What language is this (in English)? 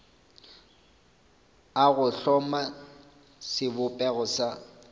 Northern Sotho